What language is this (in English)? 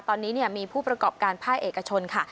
Thai